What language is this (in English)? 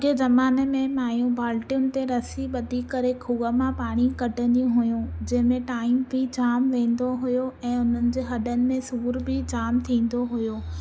Sindhi